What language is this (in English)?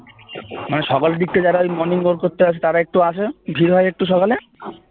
Bangla